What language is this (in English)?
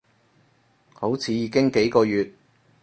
Cantonese